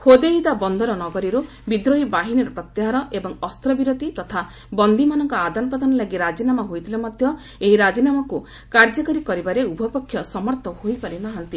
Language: Odia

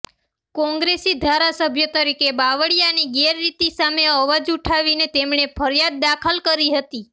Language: Gujarati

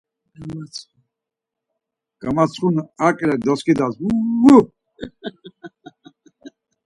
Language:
Laz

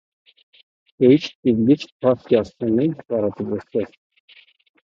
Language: Azerbaijani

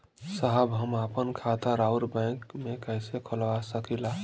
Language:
Bhojpuri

